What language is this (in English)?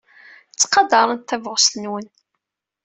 Kabyle